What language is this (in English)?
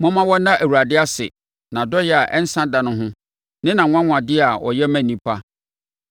Akan